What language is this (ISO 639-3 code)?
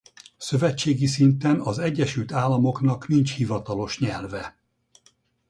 hun